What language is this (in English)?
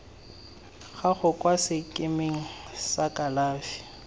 Tswana